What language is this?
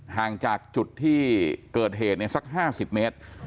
Thai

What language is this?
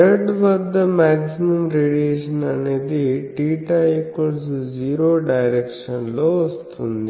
Telugu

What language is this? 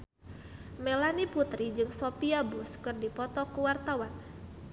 Sundanese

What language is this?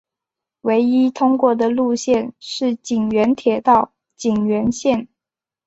Chinese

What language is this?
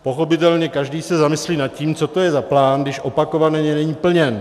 Czech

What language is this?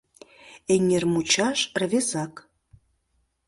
Mari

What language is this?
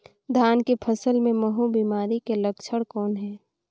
Chhattisgarhi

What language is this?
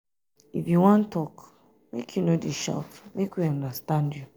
Nigerian Pidgin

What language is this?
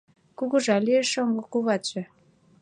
Mari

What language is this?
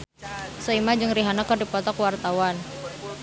Sundanese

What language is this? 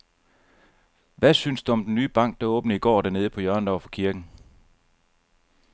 Danish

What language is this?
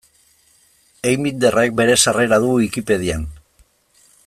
Basque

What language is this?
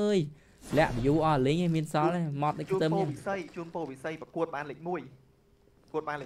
Vietnamese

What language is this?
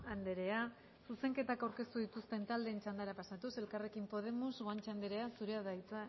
Basque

